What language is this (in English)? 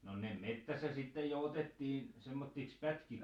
Finnish